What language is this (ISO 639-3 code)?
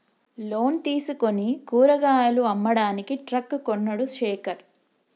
tel